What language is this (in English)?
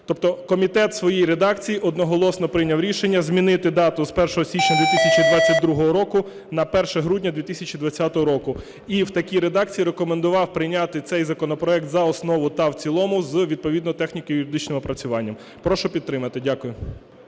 Ukrainian